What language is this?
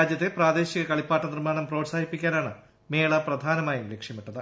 Malayalam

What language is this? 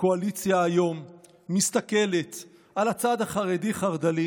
Hebrew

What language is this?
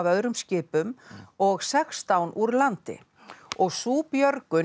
Icelandic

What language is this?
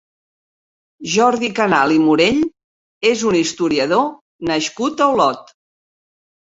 Catalan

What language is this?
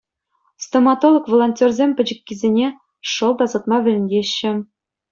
Chuvash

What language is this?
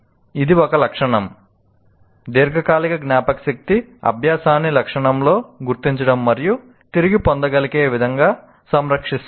Telugu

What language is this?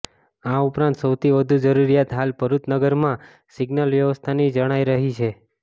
Gujarati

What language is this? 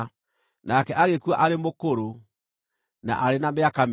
Kikuyu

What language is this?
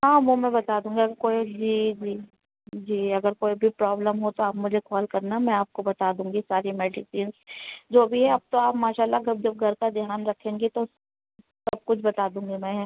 Urdu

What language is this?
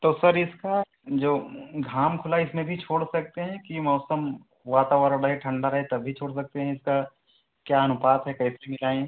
Hindi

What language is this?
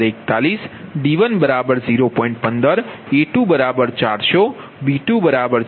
Gujarati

